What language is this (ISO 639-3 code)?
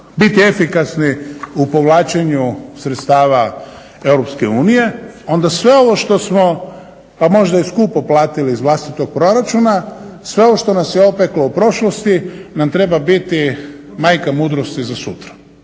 hrv